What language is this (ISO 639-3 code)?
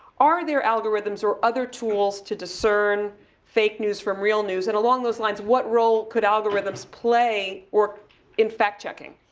eng